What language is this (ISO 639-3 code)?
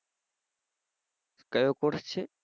guj